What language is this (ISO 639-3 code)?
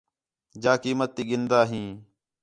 xhe